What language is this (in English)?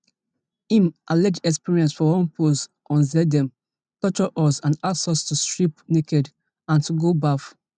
Nigerian Pidgin